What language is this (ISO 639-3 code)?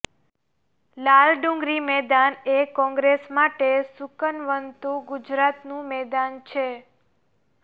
guj